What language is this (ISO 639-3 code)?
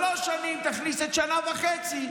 heb